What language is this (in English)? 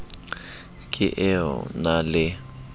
Southern Sotho